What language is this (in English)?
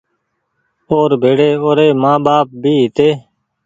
Goaria